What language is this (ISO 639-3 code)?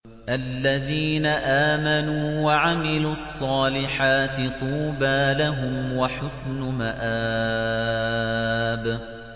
ara